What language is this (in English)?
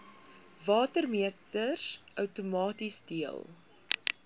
Afrikaans